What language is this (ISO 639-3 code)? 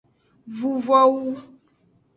ajg